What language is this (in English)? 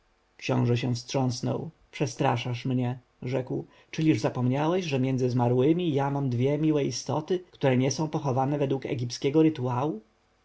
Polish